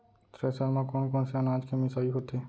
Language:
Chhattisgarhi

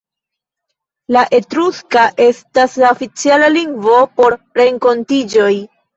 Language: Esperanto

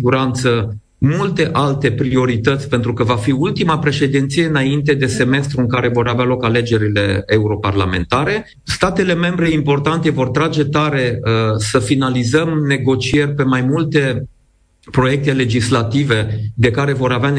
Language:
Romanian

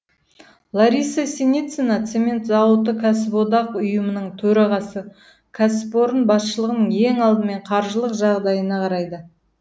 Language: Kazakh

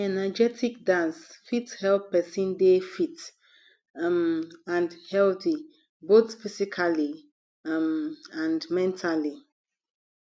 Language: Nigerian Pidgin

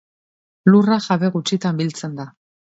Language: Basque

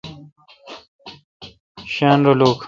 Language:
Kalkoti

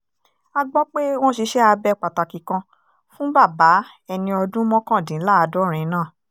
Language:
Yoruba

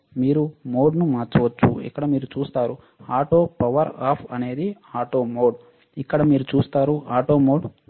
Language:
Telugu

